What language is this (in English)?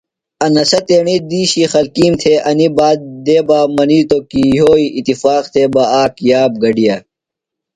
Phalura